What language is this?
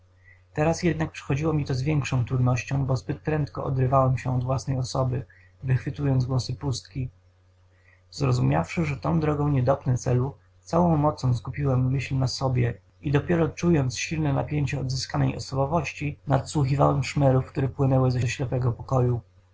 Polish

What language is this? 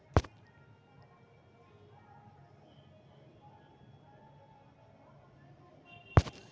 Magahi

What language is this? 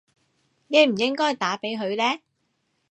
Cantonese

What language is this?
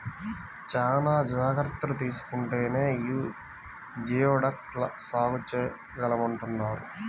Telugu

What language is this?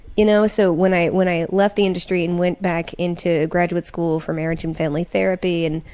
English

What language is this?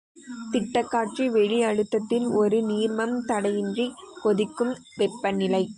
Tamil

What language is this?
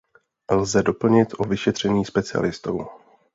Czech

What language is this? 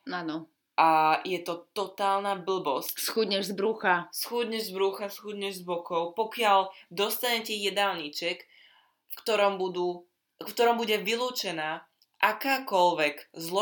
Slovak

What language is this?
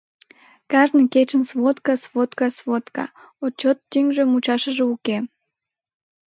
Mari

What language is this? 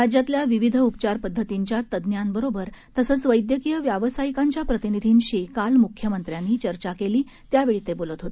Marathi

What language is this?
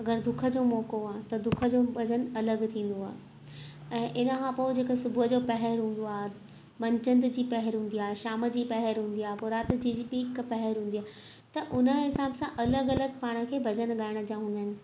Sindhi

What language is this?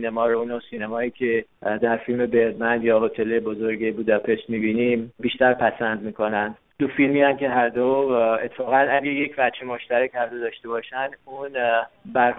Persian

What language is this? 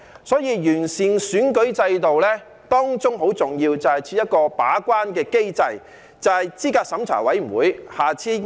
Cantonese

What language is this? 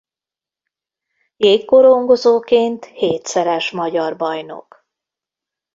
Hungarian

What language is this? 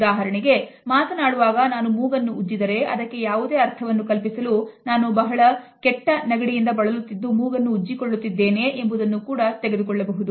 Kannada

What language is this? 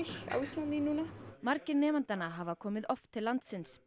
Icelandic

